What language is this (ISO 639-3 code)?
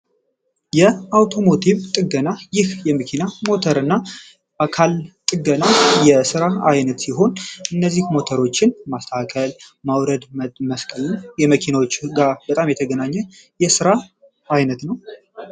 amh